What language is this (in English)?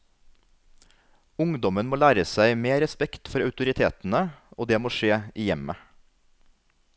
Norwegian